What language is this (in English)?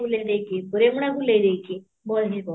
Odia